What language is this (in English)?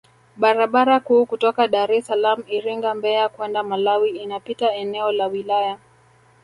Swahili